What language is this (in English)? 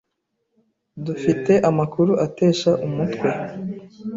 Kinyarwanda